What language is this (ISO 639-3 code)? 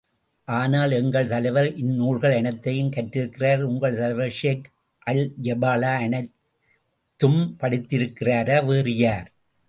tam